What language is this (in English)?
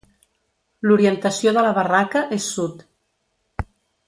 Catalan